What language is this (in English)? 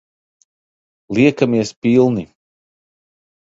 Latvian